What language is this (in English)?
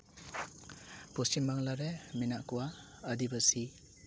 Santali